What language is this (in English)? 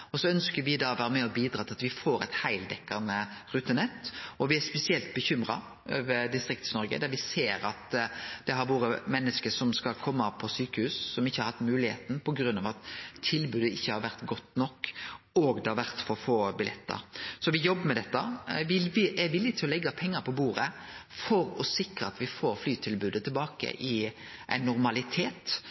Norwegian Nynorsk